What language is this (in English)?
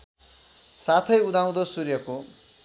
Nepali